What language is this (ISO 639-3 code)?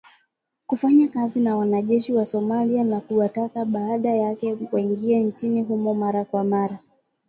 swa